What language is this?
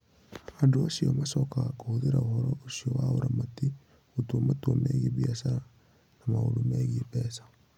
Kikuyu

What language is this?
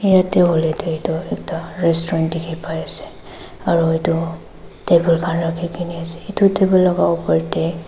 Naga Pidgin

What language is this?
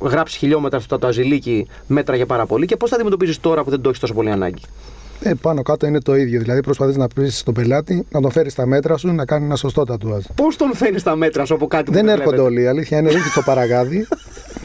Greek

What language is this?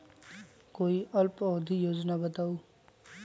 Magahi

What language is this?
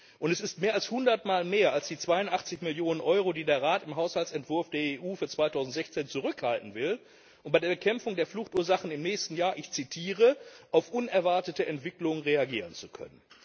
German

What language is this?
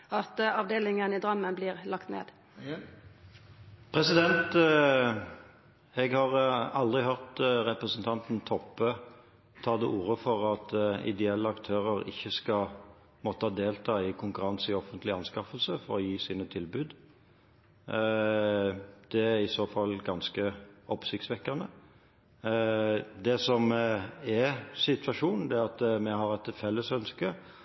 Norwegian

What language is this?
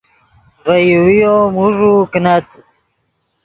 Yidgha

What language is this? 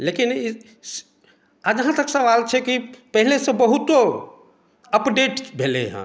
Maithili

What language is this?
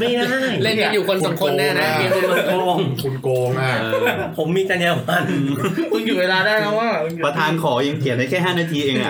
Thai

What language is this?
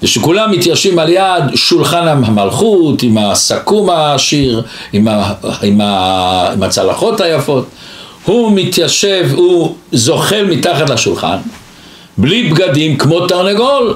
Hebrew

